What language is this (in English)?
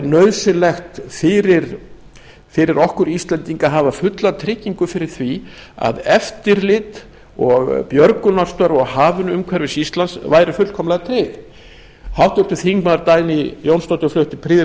Icelandic